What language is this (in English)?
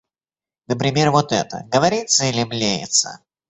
Russian